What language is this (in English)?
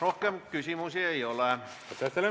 Estonian